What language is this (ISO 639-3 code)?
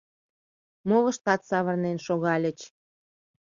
chm